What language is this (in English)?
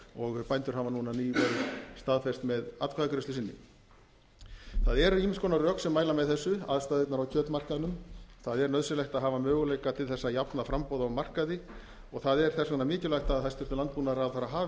Icelandic